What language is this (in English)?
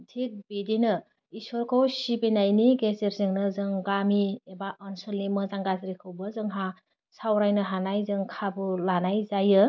Bodo